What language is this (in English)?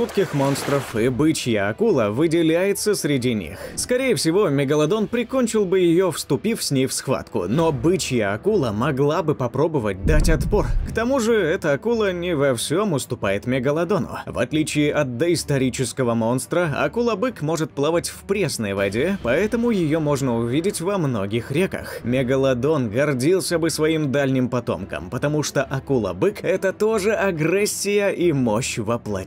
Russian